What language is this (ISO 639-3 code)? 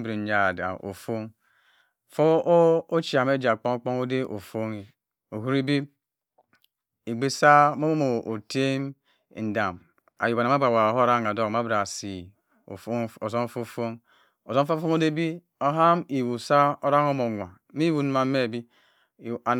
mfn